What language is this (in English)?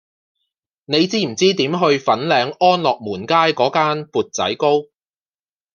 Cantonese